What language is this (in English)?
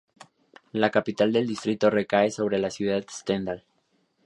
Spanish